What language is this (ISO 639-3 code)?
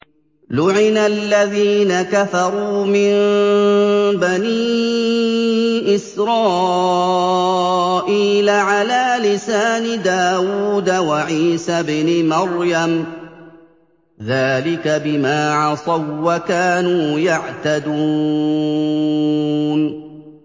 ara